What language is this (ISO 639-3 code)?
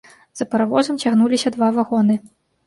bel